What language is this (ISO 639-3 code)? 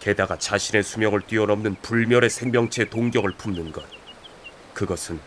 kor